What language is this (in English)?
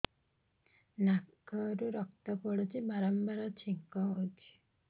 Odia